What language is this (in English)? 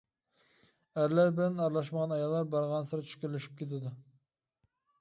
Uyghur